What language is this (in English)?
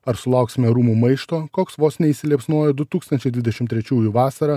Lithuanian